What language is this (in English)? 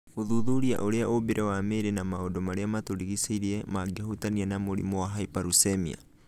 Kikuyu